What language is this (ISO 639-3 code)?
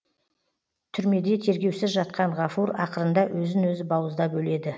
kaz